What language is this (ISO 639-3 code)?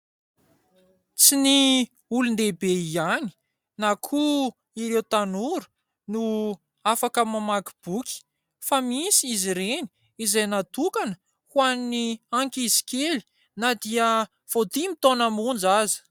mlg